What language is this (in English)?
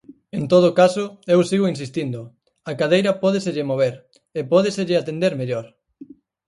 Galician